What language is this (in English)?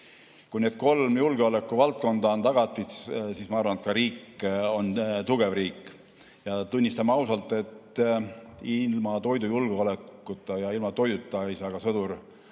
Estonian